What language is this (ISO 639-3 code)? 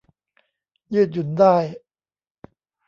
tha